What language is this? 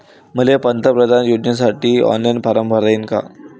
Marathi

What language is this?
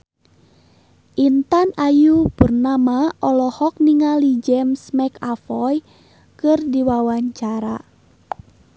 Sundanese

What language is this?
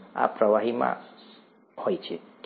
Gujarati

